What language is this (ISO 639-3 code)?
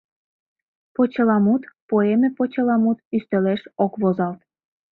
chm